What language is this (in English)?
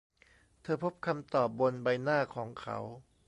Thai